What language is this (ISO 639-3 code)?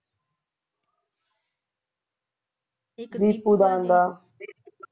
pan